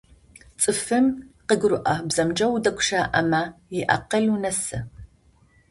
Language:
Adyghe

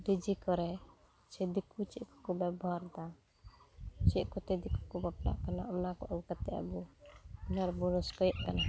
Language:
Santali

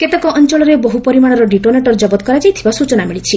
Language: Odia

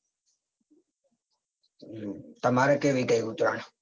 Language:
Gujarati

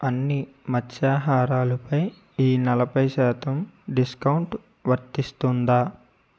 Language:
Telugu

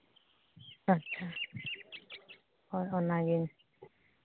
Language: Santali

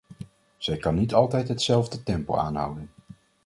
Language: Dutch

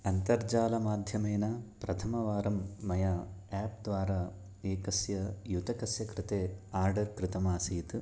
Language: Sanskrit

